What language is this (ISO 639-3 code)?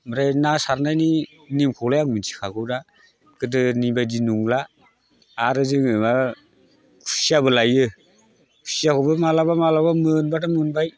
brx